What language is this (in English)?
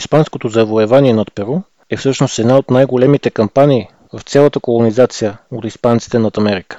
Bulgarian